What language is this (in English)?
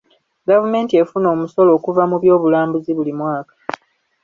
Ganda